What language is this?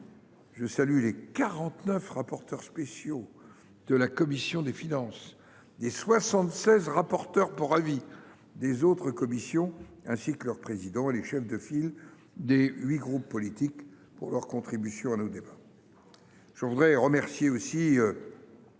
French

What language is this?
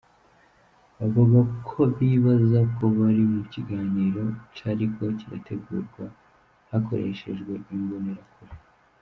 Kinyarwanda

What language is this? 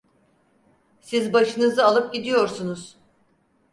Turkish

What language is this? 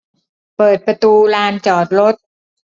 Thai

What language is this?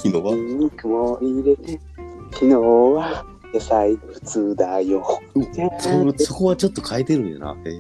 Japanese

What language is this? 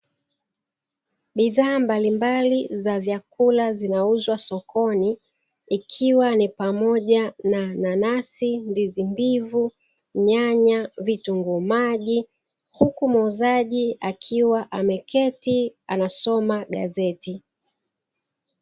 Swahili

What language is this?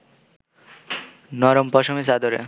Bangla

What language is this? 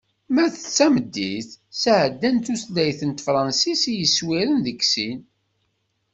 Kabyle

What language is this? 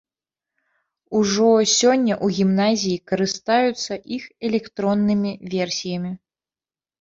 Belarusian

